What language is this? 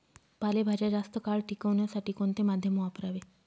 Marathi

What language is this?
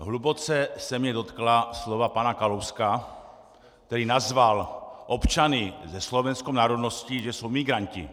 Czech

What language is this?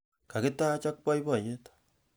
Kalenjin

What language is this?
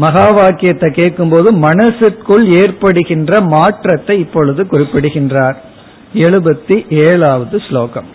Tamil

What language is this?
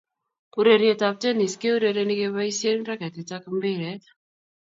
Kalenjin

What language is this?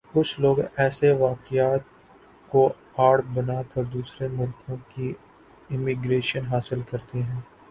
Urdu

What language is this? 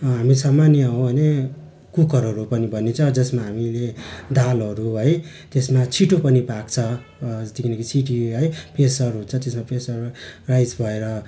Nepali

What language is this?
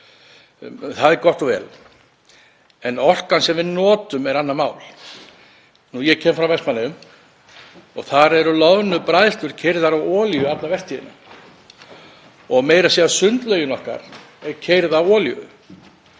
Icelandic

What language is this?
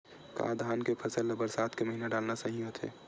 Chhattisgarhi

